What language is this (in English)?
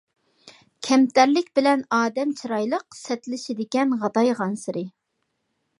Uyghur